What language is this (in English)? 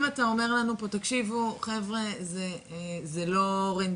Hebrew